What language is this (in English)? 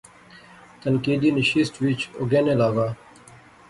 Pahari-Potwari